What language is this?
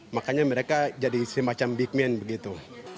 Indonesian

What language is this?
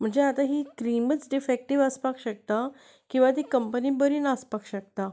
Konkani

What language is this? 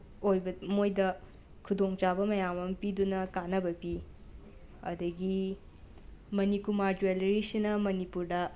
Manipuri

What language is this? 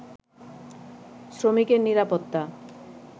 Bangla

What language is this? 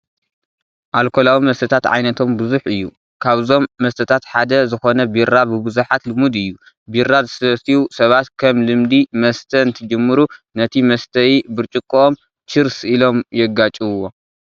Tigrinya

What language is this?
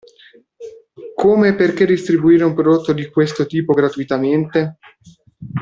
Italian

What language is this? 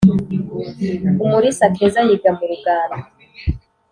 Kinyarwanda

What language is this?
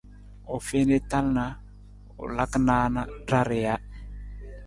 Nawdm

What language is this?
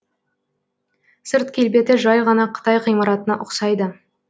Kazakh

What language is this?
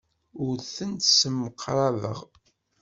Kabyle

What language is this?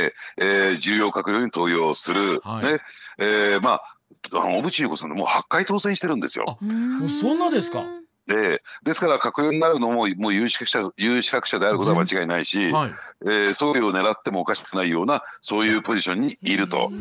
Japanese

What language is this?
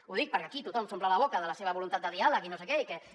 Catalan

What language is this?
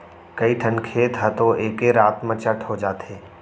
Chhattisgarhi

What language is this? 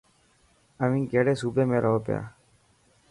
Dhatki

